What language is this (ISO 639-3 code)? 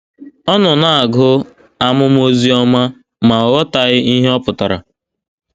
ibo